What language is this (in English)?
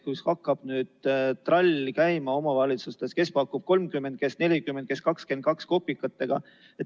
Estonian